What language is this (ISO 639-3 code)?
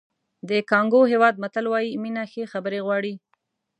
pus